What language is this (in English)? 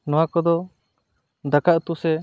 Santali